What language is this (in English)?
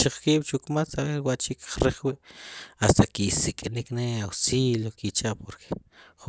Sipacapense